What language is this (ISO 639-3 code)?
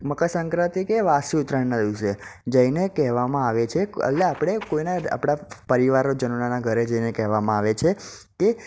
guj